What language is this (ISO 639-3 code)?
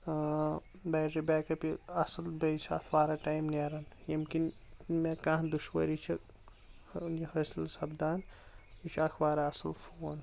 kas